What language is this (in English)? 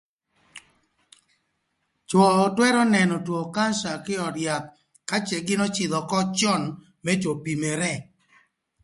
Thur